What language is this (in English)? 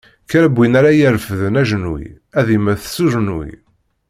Kabyle